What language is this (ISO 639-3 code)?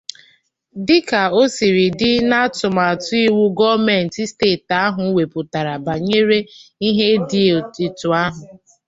ibo